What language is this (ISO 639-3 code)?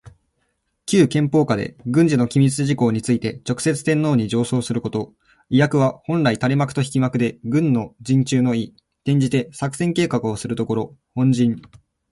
jpn